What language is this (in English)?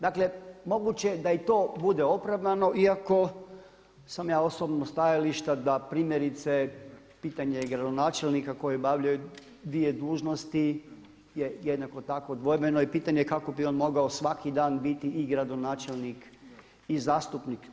Croatian